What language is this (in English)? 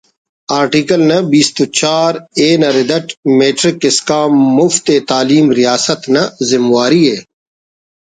Brahui